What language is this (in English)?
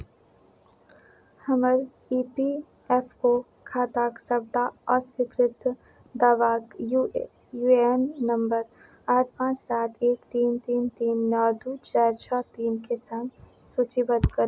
Maithili